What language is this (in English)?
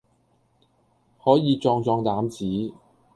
Cantonese